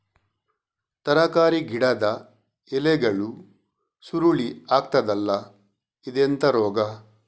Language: Kannada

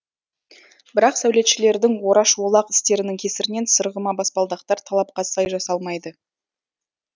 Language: Kazakh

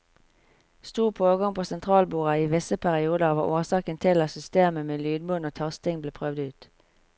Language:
Norwegian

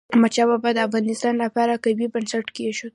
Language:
Pashto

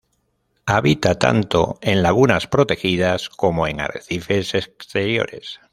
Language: Spanish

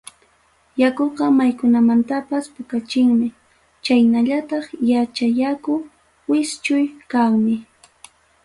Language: Ayacucho Quechua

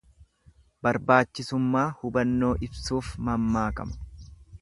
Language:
Oromo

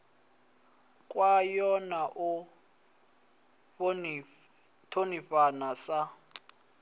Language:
Venda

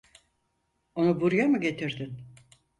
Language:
Turkish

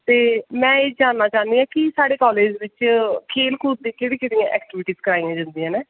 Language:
Dogri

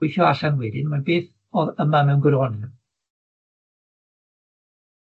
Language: Welsh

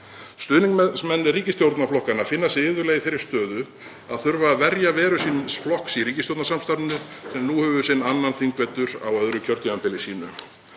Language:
Icelandic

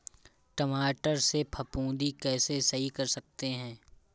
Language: Hindi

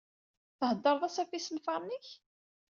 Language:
Kabyle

